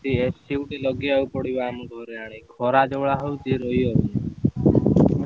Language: Odia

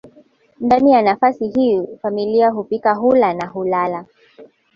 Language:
Swahili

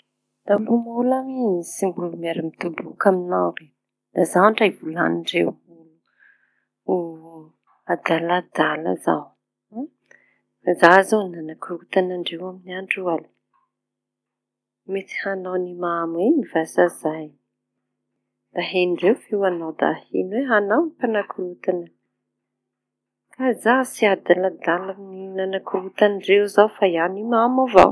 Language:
Tanosy Malagasy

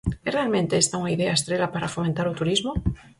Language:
Galician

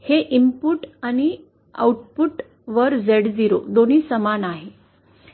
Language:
Marathi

